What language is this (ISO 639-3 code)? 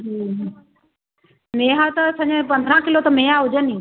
snd